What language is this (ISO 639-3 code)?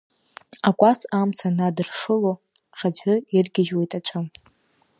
abk